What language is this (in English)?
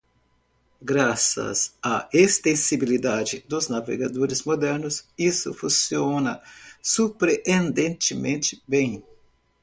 Portuguese